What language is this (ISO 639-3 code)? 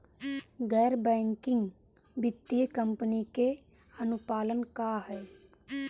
bho